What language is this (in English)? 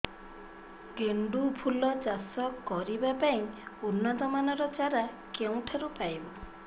Odia